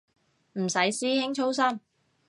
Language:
Cantonese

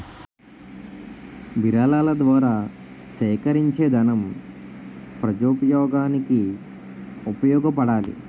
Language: Telugu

